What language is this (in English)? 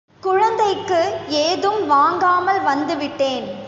Tamil